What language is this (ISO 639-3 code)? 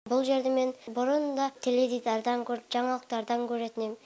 kaz